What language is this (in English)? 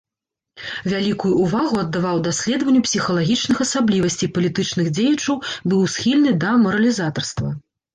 Belarusian